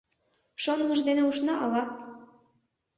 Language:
Mari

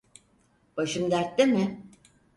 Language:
Turkish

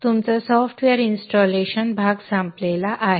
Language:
Marathi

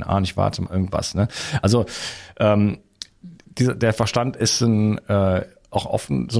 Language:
German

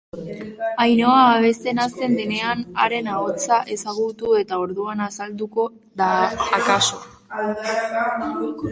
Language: Basque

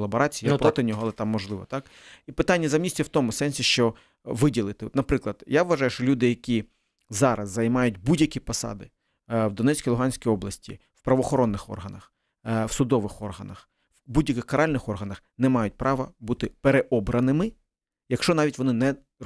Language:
Ukrainian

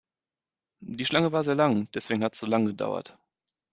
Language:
German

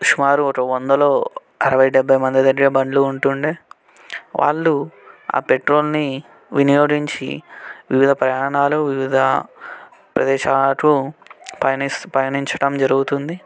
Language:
Telugu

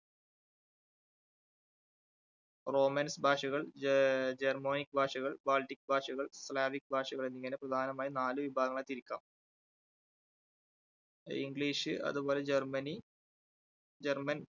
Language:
Malayalam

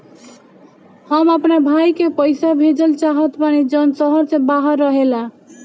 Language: Bhojpuri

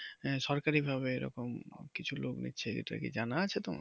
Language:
Bangla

